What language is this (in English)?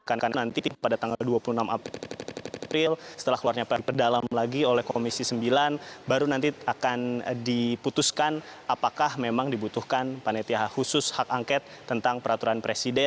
Indonesian